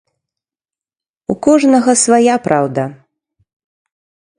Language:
Belarusian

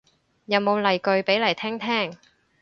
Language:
Cantonese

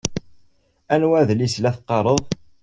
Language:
Kabyle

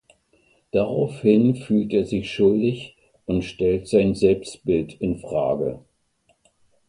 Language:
German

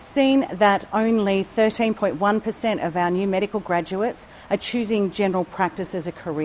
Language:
Indonesian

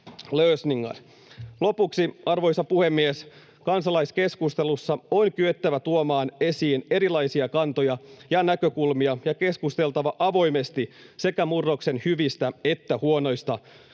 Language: Finnish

